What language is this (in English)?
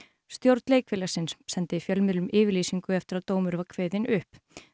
Icelandic